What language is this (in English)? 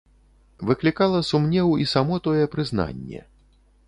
Belarusian